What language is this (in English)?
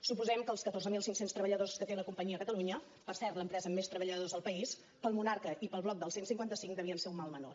Catalan